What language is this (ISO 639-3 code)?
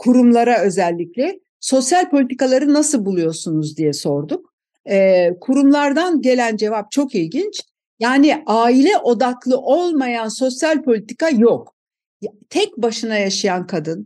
tur